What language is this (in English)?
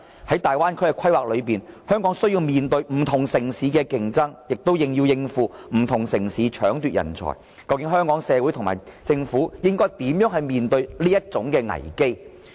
Cantonese